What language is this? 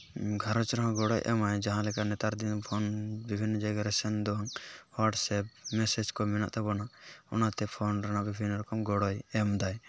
Santali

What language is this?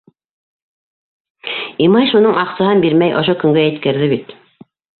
Bashkir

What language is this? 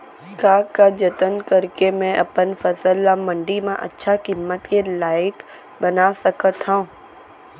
Chhattisgarhi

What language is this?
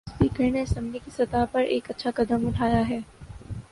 Urdu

